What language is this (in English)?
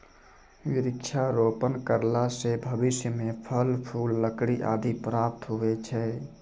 Maithili